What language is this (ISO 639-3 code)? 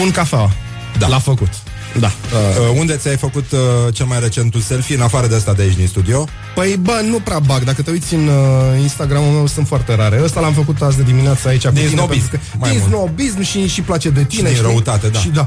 ron